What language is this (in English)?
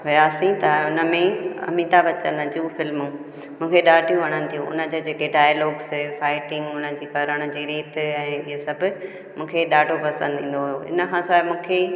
Sindhi